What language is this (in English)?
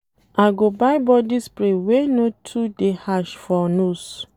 Nigerian Pidgin